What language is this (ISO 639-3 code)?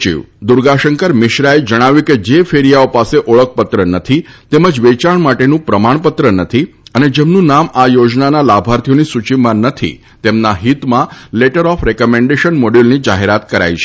guj